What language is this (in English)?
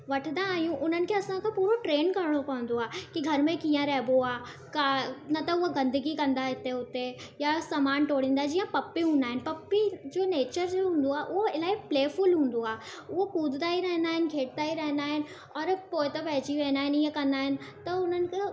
Sindhi